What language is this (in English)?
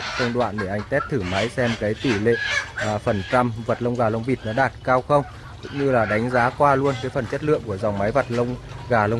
Vietnamese